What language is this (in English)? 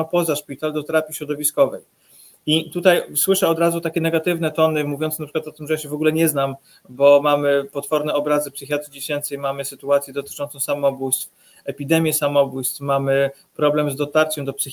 Polish